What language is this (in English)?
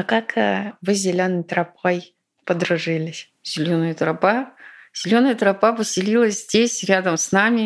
Russian